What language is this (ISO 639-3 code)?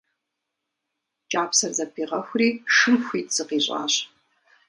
kbd